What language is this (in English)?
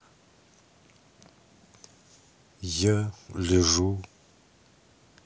Russian